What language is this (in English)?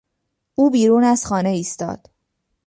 Persian